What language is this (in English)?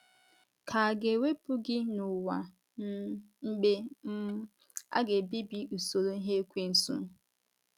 Igbo